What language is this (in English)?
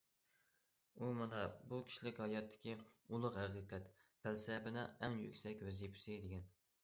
Uyghur